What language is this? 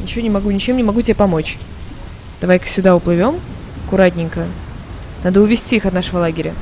Russian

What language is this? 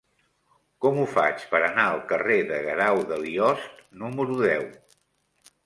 Catalan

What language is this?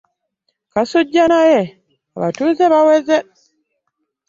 Ganda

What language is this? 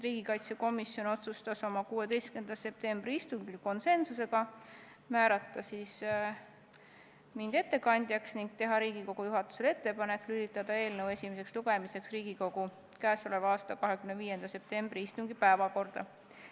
Estonian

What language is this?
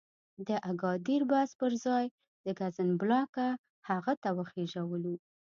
Pashto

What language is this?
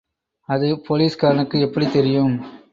Tamil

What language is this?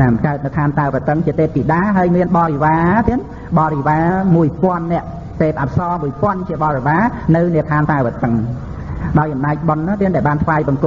Vietnamese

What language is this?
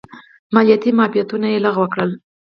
Pashto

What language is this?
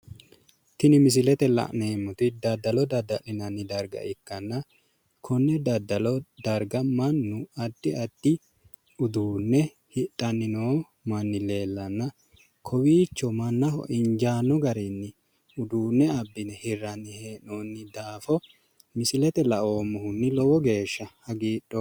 Sidamo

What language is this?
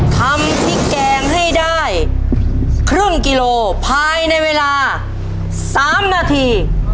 Thai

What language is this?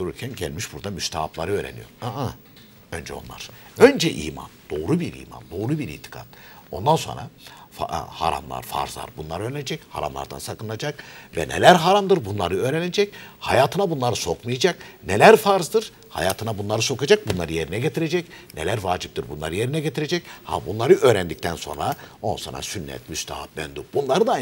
Turkish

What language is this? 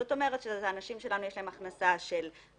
Hebrew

